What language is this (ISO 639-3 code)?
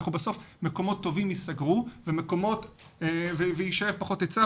heb